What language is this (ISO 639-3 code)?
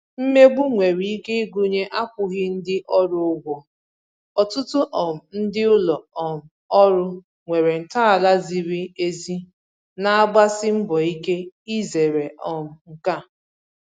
ibo